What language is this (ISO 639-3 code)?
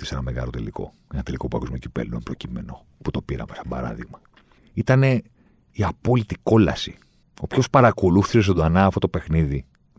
ell